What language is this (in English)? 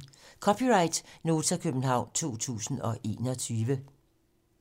Danish